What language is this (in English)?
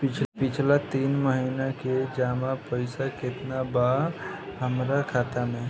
Bhojpuri